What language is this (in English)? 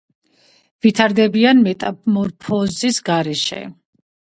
Georgian